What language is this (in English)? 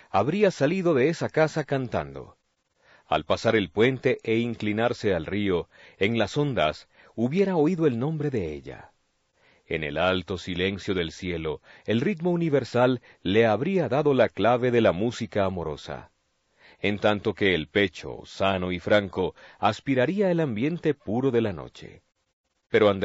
Spanish